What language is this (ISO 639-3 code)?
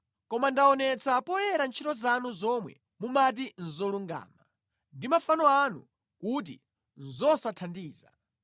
nya